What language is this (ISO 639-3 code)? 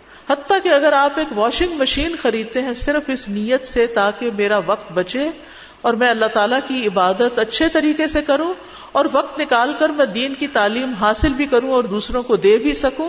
urd